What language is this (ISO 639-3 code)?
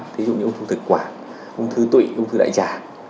vie